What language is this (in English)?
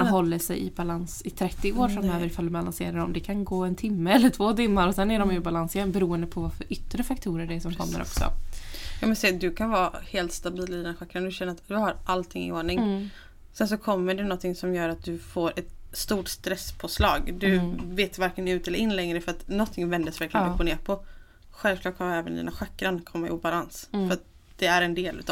Swedish